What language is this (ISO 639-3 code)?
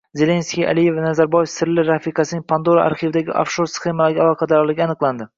uzb